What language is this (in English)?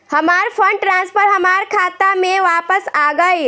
Bhojpuri